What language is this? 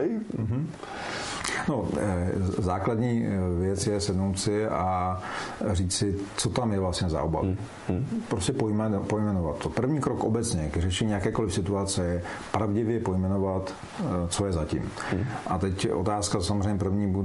Czech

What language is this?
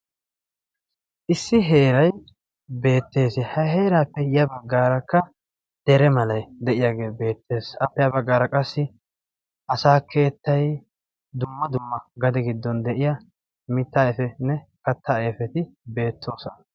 Wolaytta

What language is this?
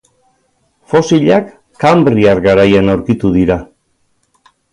Basque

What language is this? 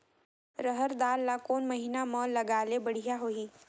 Chhattisgarhi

